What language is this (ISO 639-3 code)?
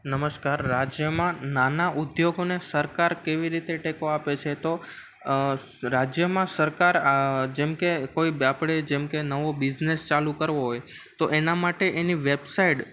guj